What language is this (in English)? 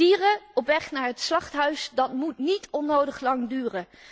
Dutch